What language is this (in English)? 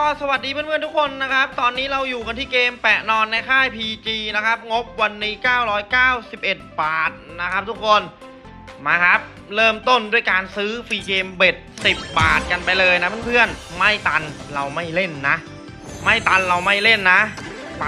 Thai